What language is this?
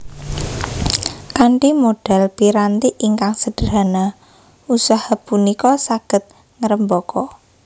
Javanese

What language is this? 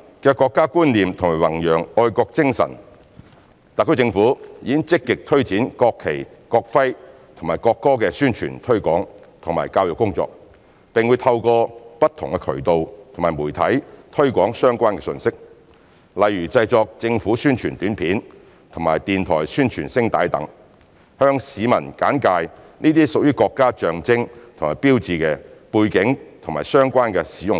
Cantonese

